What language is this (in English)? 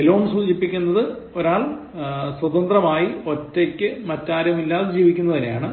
Malayalam